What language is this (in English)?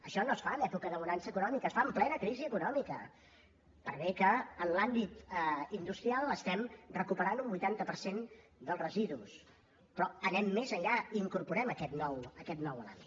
Catalan